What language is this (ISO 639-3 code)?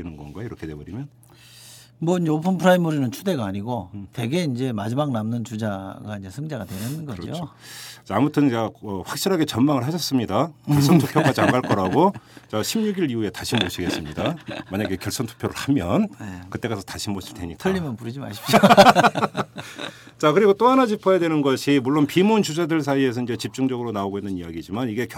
kor